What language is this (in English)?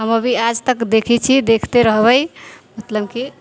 Maithili